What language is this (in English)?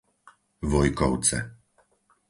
Slovak